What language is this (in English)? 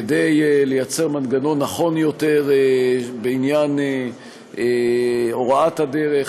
Hebrew